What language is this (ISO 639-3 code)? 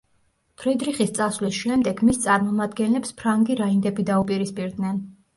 kat